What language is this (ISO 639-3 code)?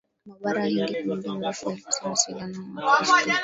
swa